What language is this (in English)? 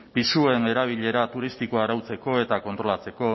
Basque